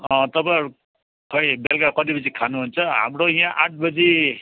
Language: Nepali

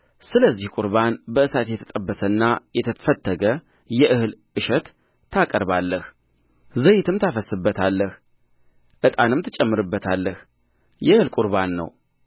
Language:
Amharic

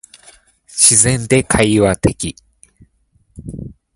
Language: Japanese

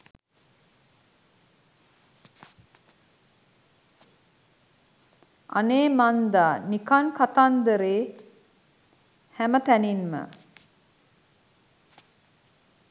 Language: Sinhala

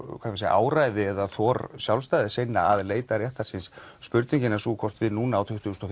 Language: Icelandic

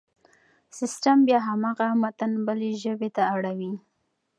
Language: Pashto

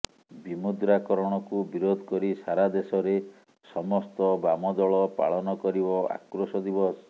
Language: Odia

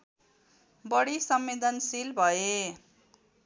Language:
Nepali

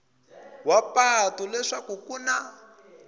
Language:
Tsonga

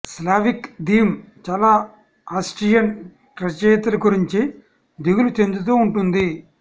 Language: Telugu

